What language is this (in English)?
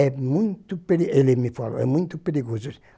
Portuguese